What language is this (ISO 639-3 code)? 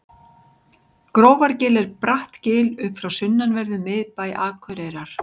isl